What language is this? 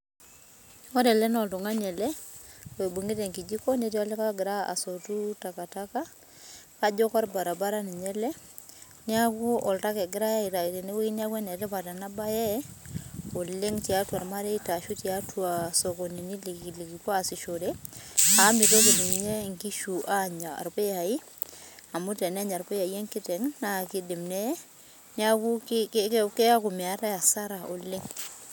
Masai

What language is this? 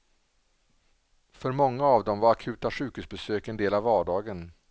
Swedish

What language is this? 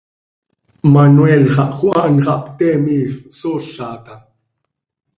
Seri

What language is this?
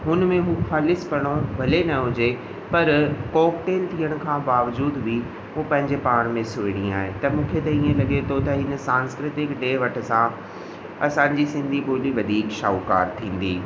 Sindhi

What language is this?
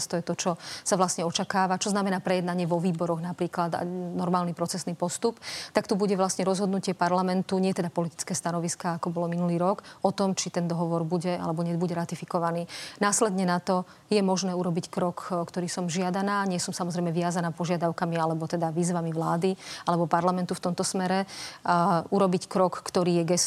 Slovak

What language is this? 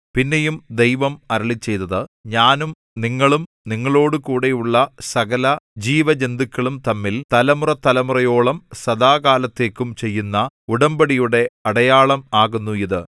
Malayalam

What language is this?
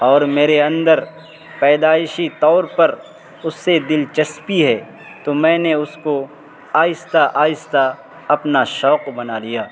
Urdu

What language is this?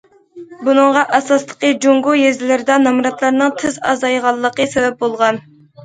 Uyghur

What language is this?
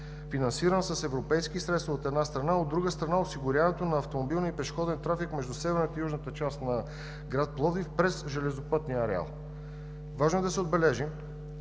Bulgarian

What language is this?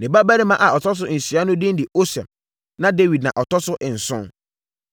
Akan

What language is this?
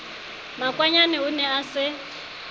Southern Sotho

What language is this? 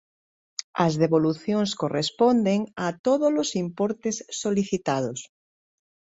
Galician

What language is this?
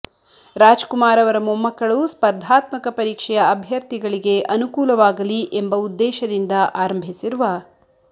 Kannada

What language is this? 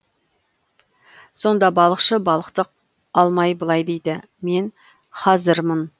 Kazakh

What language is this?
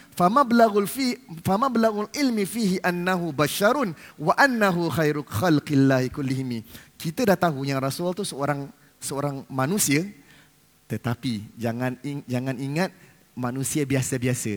Malay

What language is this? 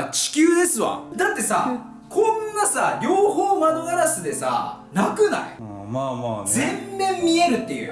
Japanese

